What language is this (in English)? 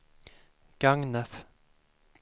Swedish